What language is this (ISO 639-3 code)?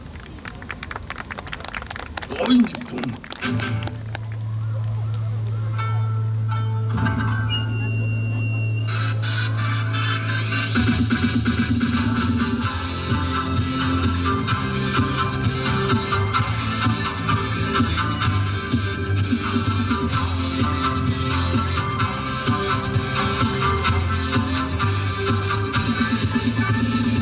jpn